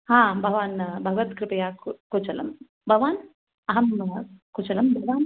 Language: Sanskrit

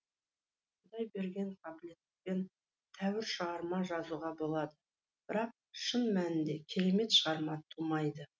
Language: Kazakh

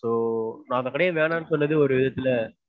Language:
Tamil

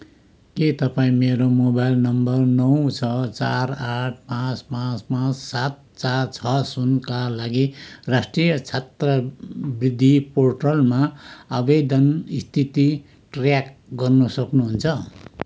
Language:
Nepali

